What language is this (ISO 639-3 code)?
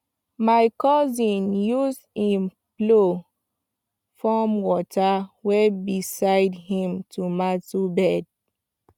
pcm